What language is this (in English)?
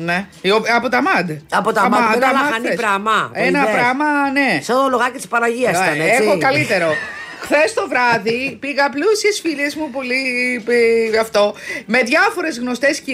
Greek